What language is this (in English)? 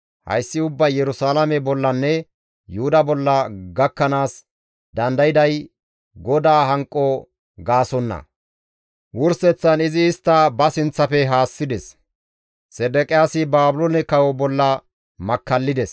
Gamo